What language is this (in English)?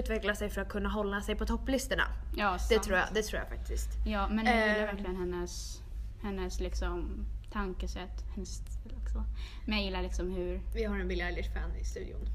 Swedish